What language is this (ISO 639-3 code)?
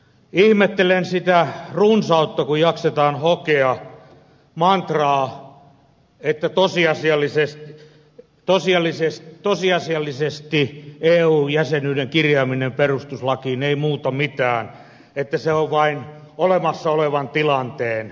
fin